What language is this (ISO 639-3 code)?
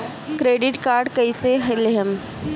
bho